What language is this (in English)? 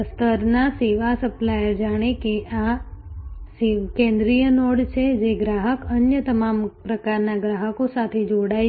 Gujarati